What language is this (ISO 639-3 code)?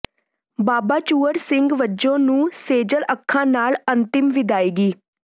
pan